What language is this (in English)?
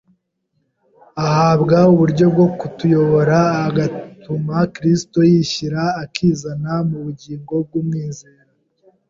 Kinyarwanda